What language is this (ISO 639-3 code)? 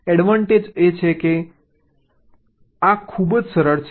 guj